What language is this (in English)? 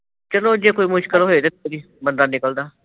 Punjabi